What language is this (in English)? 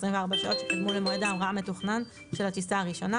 Hebrew